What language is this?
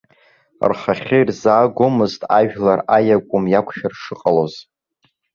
Abkhazian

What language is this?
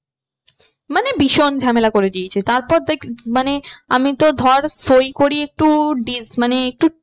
Bangla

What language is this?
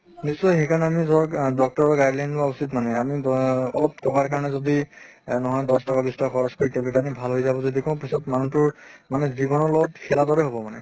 Assamese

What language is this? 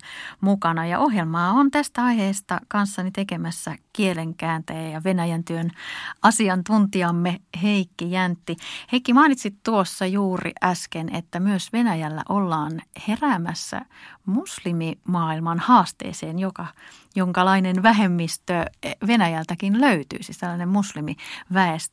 Finnish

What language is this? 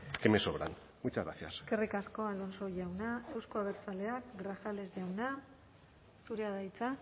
Basque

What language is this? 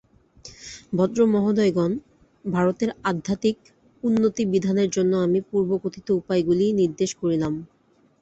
Bangla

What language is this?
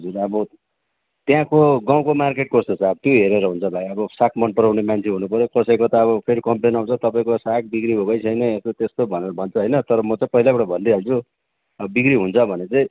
Nepali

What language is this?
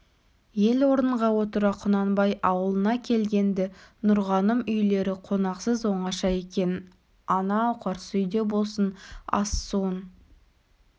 Kazakh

